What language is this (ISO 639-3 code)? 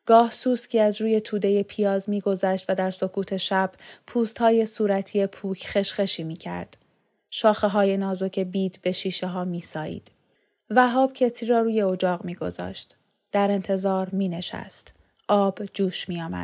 fas